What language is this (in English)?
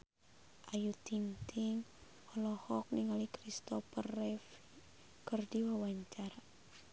Sundanese